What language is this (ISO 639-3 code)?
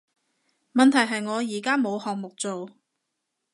yue